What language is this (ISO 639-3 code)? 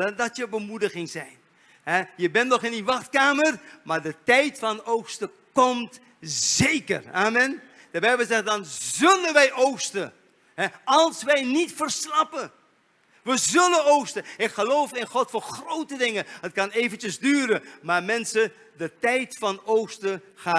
nld